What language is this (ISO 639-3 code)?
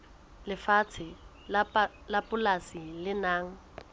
sot